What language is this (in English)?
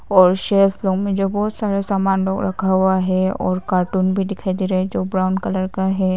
Hindi